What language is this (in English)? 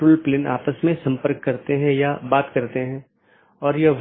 Hindi